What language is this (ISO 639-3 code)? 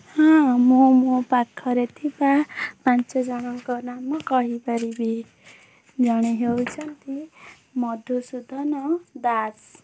ori